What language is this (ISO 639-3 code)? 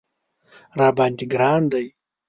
pus